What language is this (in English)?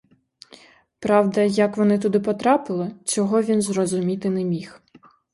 Ukrainian